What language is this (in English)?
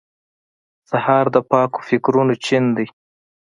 Pashto